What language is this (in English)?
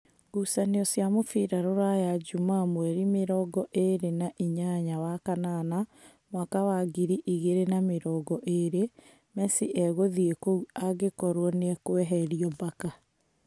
Kikuyu